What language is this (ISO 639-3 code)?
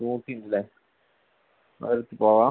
mal